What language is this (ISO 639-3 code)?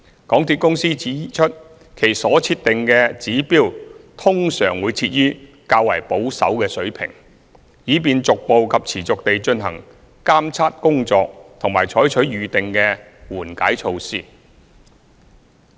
yue